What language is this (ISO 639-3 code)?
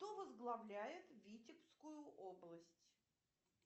rus